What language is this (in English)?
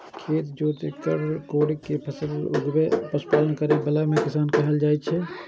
Maithili